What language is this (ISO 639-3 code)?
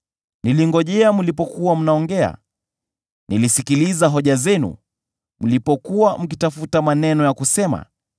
swa